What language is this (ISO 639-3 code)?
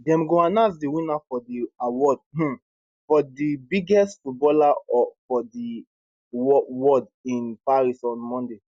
pcm